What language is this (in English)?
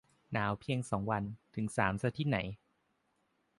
Thai